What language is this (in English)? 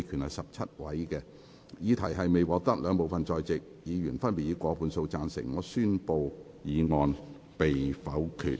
Cantonese